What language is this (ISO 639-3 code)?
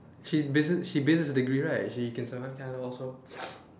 eng